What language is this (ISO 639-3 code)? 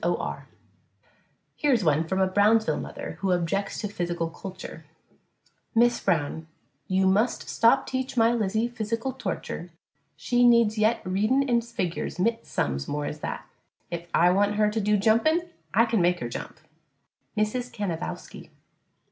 eng